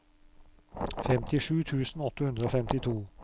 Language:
Norwegian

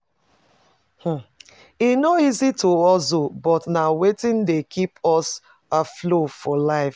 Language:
Nigerian Pidgin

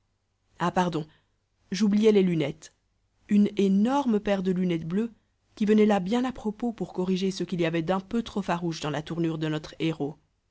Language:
French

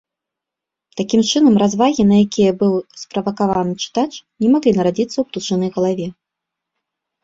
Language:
Belarusian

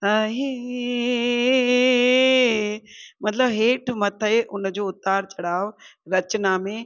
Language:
Sindhi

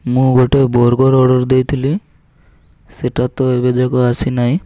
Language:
Odia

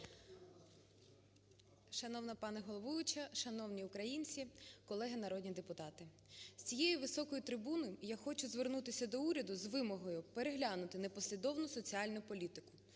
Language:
Ukrainian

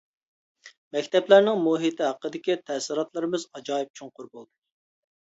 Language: Uyghur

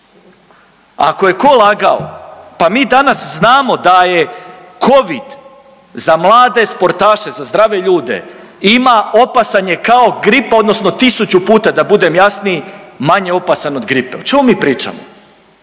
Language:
Croatian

